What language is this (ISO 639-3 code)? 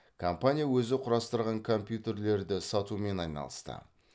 kaz